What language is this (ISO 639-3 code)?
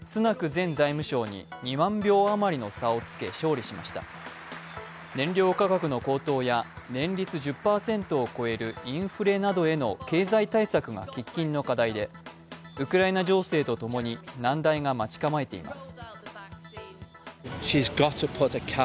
jpn